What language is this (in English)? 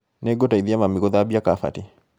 Kikuyu